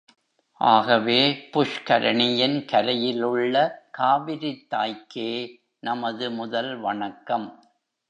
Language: Tamil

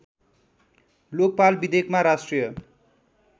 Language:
Nepali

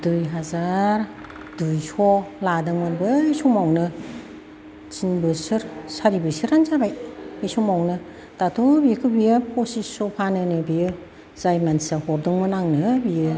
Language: Bodo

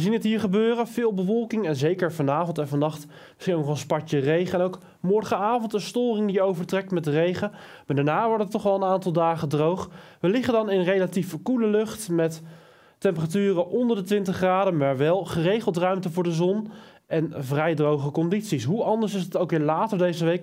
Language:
Dutch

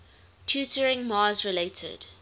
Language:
English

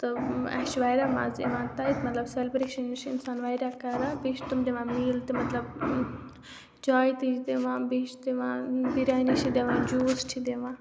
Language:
Kashmiri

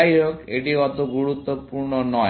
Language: Bangla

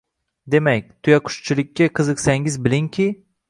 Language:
Uzbek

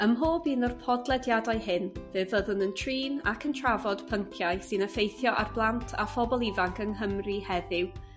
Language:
Welsh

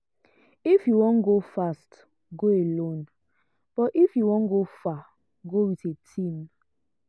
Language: Nigerian Pidgin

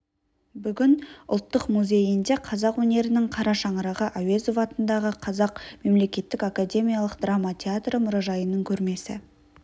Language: Kazakh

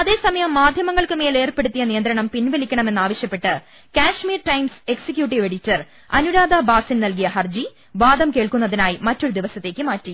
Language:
Malayalam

